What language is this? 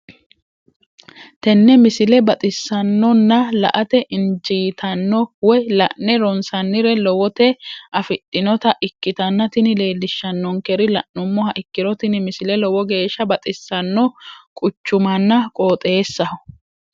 Sidamo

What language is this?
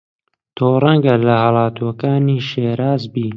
Central Kurdish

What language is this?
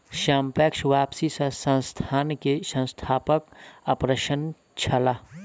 Maithili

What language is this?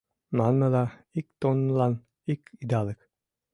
Mari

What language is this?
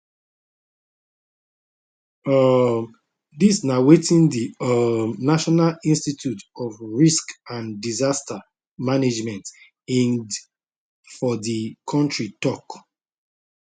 Nigerian Pidgin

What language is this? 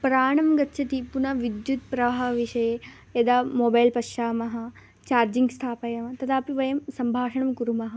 Sanskrit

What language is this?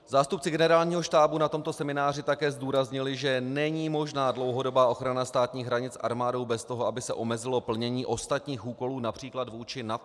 Czech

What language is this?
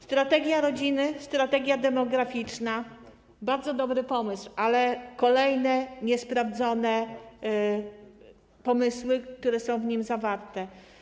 Polish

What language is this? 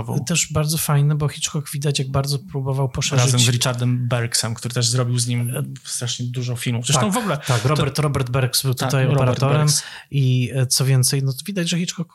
Polish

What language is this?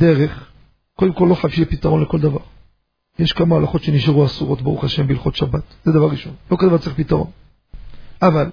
Hebrew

